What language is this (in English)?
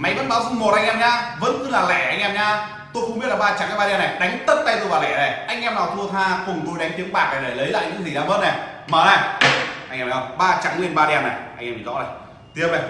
Vietnamese